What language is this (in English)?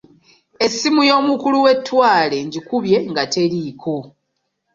Ganda